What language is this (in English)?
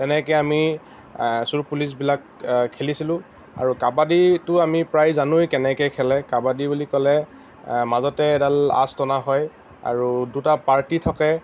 Assamese